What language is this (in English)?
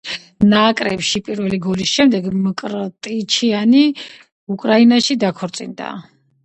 Georgian